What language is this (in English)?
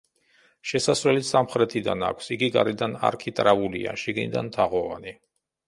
Georgian